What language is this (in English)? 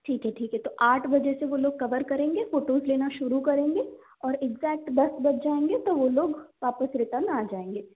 Hindi